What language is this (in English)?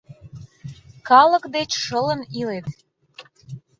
Mari